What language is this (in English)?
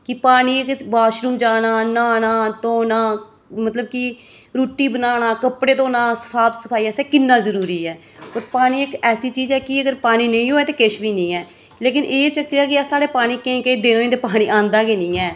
Dogri